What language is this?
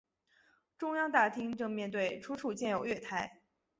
Chinese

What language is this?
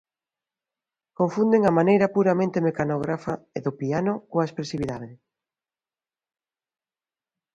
Galician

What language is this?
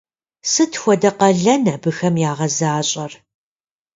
Kabardian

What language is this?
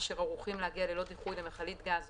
Hebrew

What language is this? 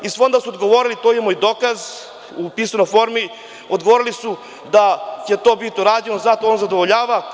Serbian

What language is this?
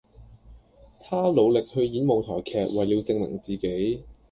Cantonese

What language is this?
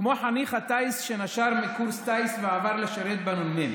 Hebrew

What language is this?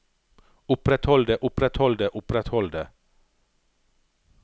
Norwegian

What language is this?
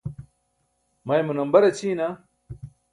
Burushaski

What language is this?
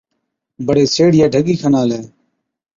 Od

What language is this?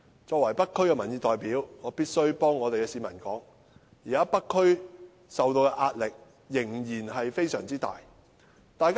Cantonese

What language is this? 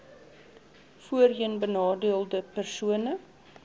Afrikaans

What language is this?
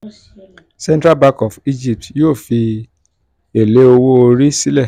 Yoruba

